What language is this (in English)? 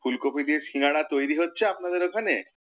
Bangla